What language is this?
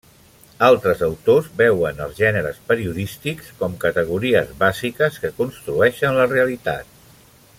Catalan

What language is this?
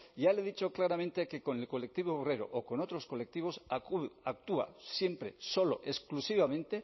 Spanish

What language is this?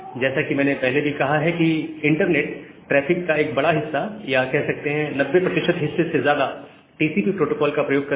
Hindi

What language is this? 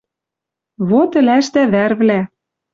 Western Mari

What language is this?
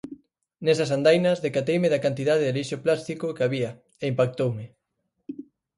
Galician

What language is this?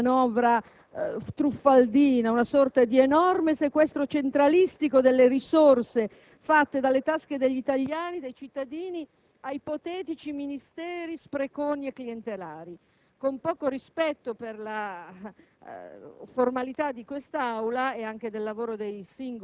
Italian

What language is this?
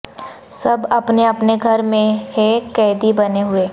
Urdu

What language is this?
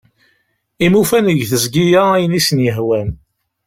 Kabyle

